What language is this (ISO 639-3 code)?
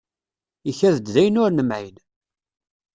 kab